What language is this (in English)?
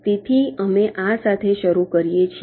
Gujarati